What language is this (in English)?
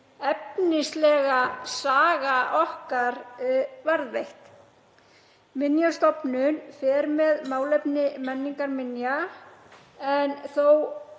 Icelandic